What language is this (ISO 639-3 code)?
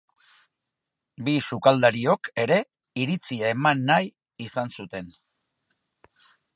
eus